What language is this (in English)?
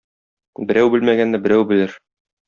Tatar